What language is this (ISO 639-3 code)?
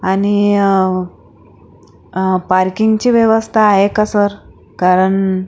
mar